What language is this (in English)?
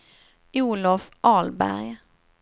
Swedish